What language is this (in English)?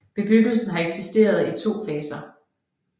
Danish